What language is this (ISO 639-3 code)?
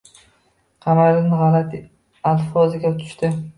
uzb